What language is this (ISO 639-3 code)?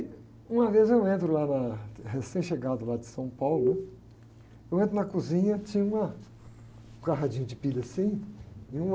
por